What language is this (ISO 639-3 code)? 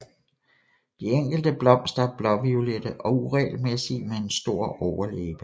dan